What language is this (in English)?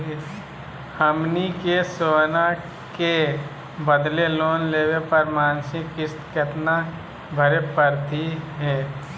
Magahi